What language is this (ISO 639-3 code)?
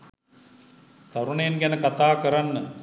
sin